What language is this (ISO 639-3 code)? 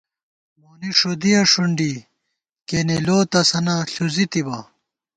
gwt